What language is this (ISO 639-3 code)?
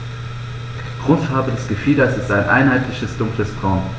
deu